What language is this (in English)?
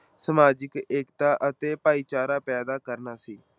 Punjabi